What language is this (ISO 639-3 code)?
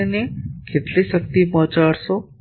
guj